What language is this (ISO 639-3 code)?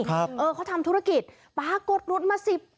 tha